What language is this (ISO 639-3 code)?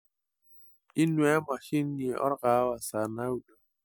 mas